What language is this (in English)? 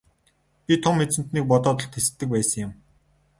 Mongolian